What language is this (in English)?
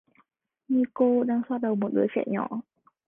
Vietnamese